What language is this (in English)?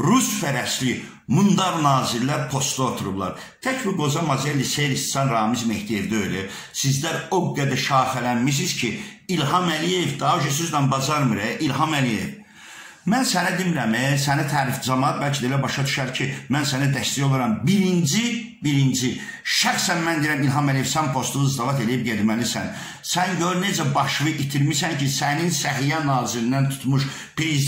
Turkish